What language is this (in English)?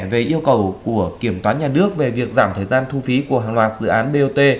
Vietnamese